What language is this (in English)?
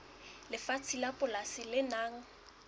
Southern Sotho